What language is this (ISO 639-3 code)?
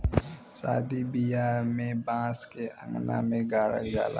bho